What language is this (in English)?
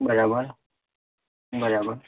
Gujarati